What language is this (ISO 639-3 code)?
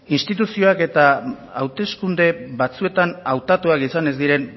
eus